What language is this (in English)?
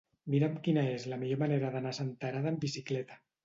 Catalan